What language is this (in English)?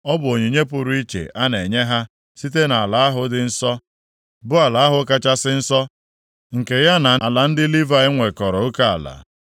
Igbo